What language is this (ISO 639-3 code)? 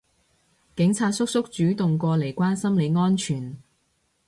yue